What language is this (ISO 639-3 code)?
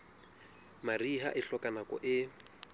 sot